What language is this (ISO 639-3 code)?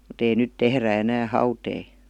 fin